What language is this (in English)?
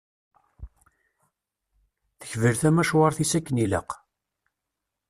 Kabyle